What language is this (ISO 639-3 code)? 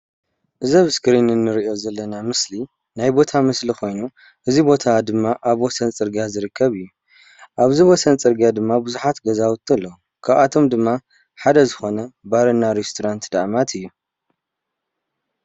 tir